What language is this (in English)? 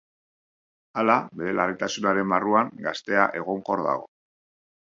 Basque